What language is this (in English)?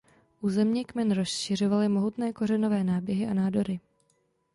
Czech